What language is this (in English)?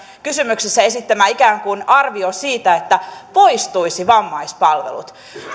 Finnish